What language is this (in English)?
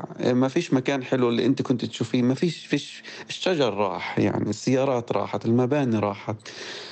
Arabic